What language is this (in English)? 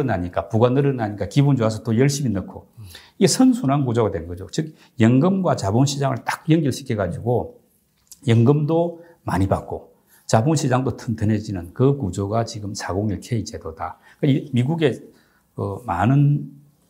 Korean